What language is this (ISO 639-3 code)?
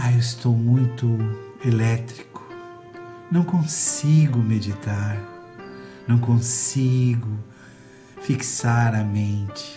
por